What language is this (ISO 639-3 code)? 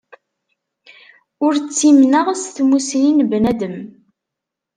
kab